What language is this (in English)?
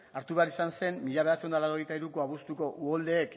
Basque